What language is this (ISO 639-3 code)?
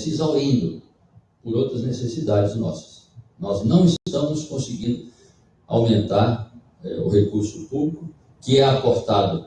por